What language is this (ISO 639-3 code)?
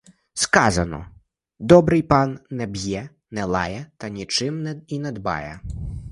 ukr